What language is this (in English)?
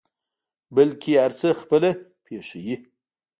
Pashto